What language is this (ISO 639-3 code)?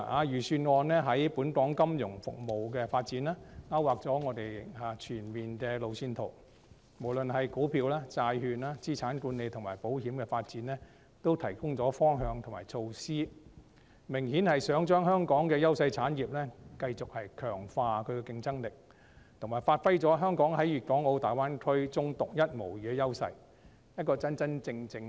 yue